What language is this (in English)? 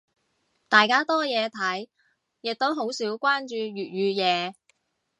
Cantonese